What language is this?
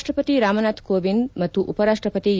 Kannada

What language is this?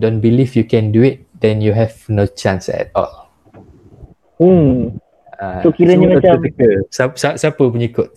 Malay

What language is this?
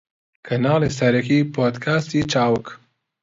Central Kurdish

